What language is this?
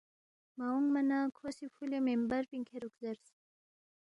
Balti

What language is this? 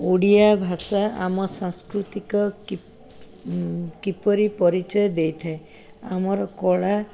Odia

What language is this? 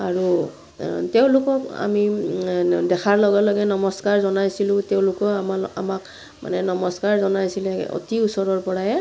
Assamese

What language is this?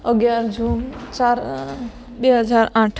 Gujarati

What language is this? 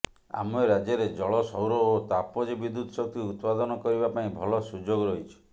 Odia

